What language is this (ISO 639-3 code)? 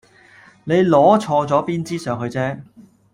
yue